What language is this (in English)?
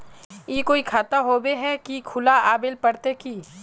Magahi